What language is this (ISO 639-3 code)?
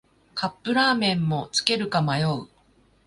jpn